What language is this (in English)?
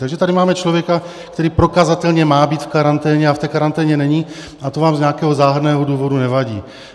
Czech